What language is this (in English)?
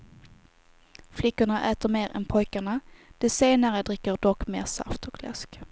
Swedish